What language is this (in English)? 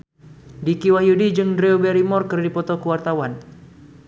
Sundanese